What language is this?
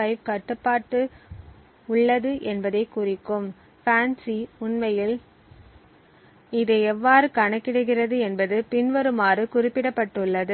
Tamil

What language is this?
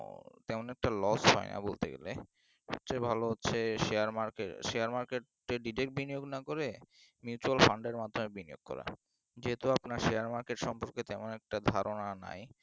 Bangla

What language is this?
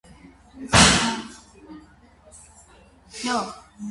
Armenian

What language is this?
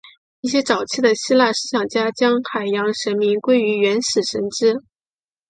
Chinese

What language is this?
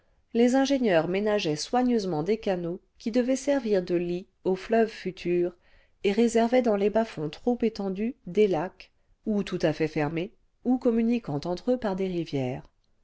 French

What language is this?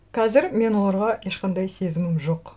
Kazakh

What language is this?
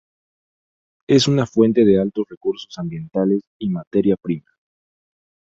Spanish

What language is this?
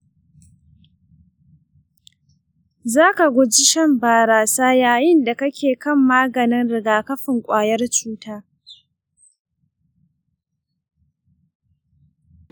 Hausa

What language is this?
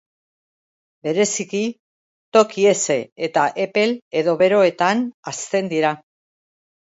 Basque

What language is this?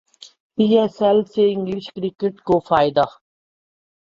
Urdu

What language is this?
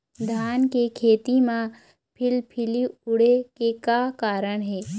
Chhattisgarhi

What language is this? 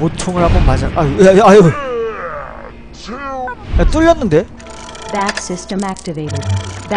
Korean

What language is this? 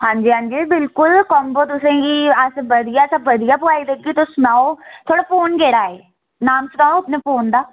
Dogri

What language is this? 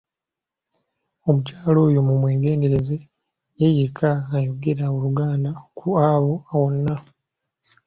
Ganda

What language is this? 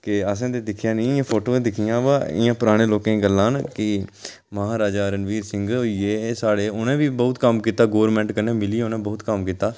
Dogri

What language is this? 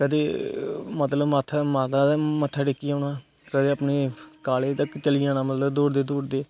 Dogri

